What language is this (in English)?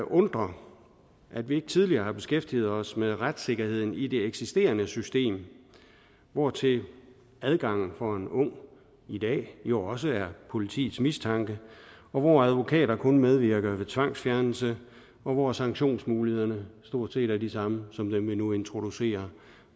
Danish